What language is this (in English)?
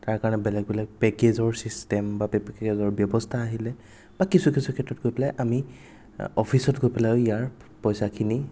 Assamese